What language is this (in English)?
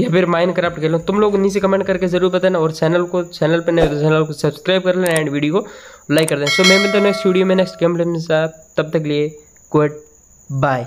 Hindi